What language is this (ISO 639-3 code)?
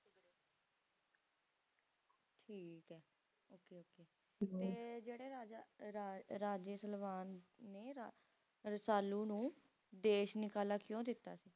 pan